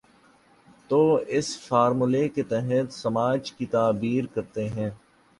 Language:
Urdu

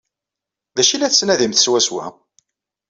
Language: Kabyle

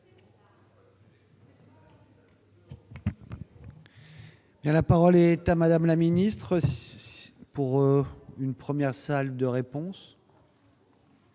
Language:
French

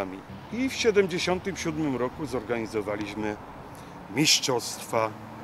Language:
Polish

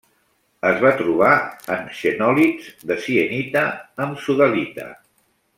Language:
Catalan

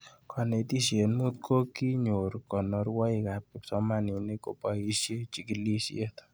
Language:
Kalenjin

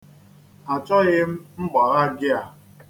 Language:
Igbo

